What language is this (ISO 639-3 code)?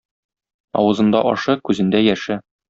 tat